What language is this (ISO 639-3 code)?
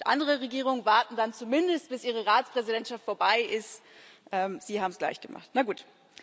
deu